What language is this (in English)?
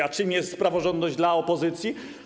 Polish